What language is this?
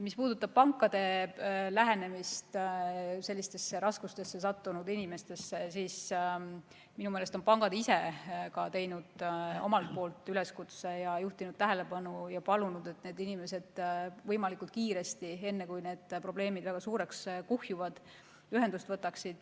Estonian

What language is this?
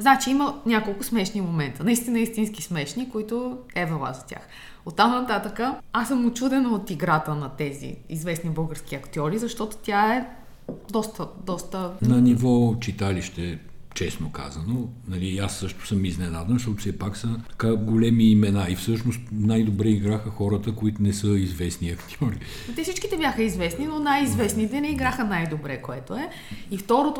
Bulgarian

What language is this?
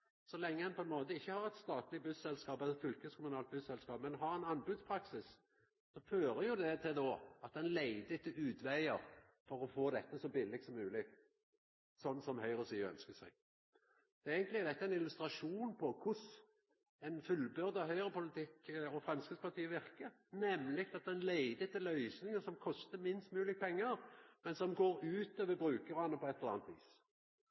Norwegian Nynorsk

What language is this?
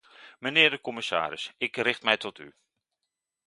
Dutch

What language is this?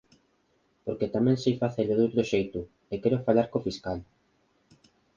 Galician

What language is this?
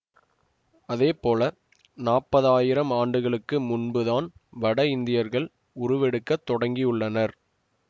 Tamil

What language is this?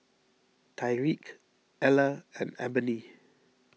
English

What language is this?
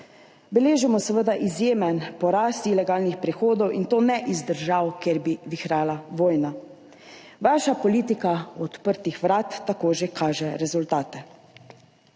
Slovenian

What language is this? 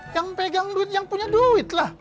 Indonesian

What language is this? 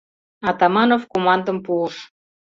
Mari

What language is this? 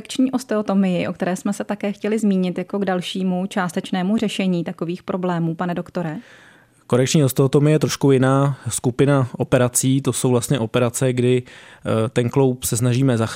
Czech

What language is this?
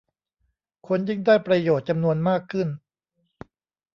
Thai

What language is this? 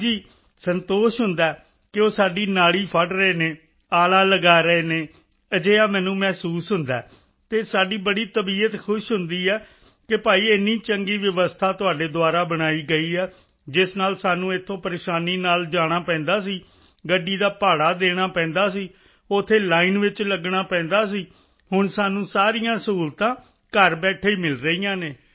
Punjabi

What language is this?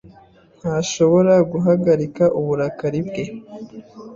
Kinyarwanda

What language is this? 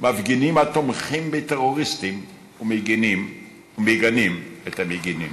Hebrew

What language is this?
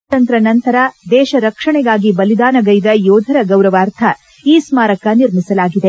Kannada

